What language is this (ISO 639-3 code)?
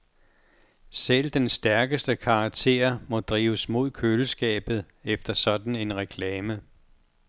dan